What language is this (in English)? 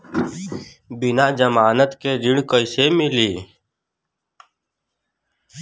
Bhojpuri